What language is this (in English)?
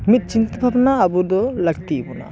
Santali